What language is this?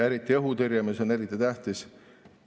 Estonian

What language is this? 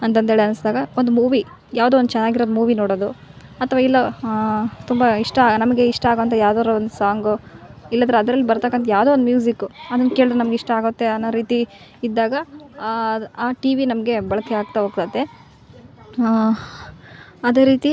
Kannada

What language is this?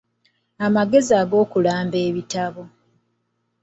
Ganda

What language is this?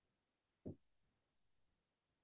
Assamese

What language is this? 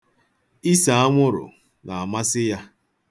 Igbo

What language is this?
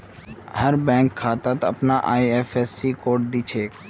Magahi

